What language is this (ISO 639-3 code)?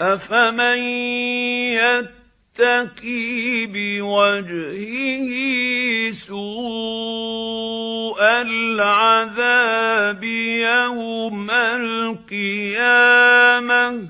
ara